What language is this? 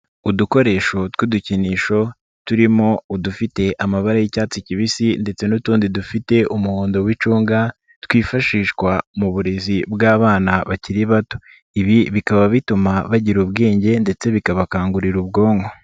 Kinyarwanda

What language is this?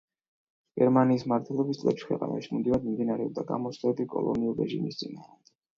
Georgian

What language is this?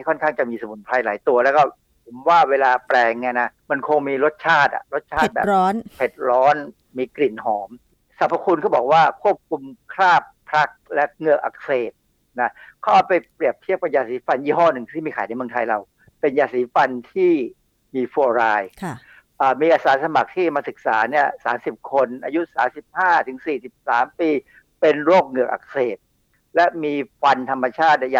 Thai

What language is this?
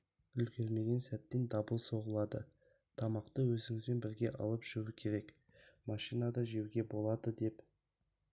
Kazakh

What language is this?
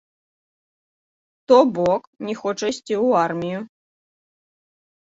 Belarusian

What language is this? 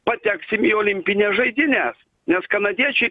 Lithuanian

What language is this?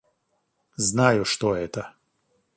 Russian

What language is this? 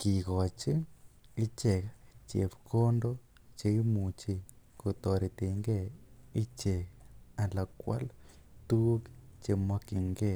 Kalenjin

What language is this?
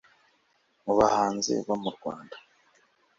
Kinyarwanda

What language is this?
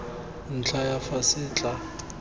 Tswana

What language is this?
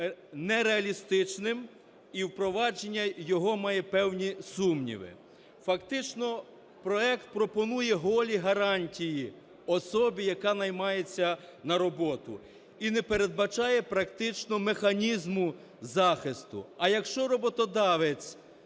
Ukrainian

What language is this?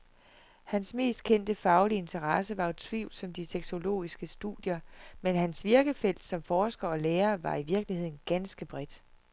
Danish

